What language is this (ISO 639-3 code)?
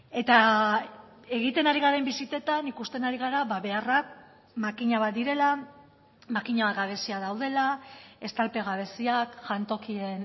eus